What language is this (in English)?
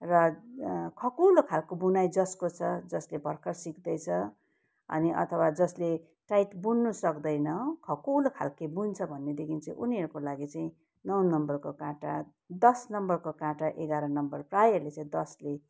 Nepali